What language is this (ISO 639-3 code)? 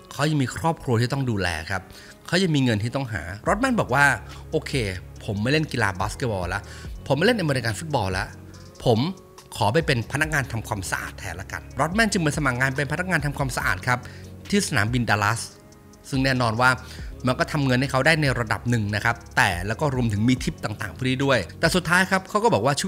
tha